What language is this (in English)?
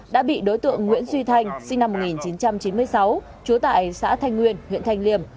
Vietnamese